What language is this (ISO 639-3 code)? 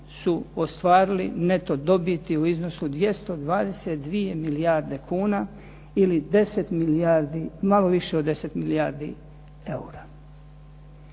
hrv